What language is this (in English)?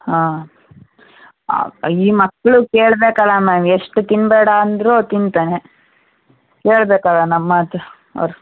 Kannada